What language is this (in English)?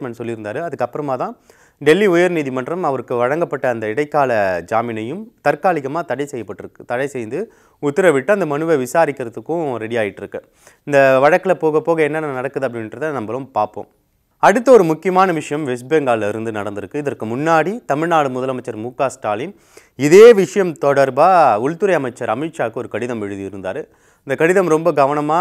Korean